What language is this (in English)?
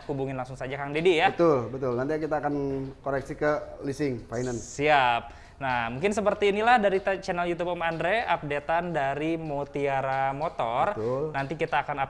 Indonesian